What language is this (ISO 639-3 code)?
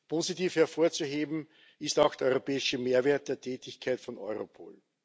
deu